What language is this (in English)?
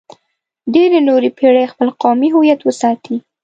Pashto